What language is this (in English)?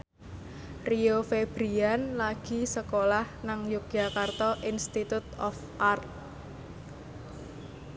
Javanese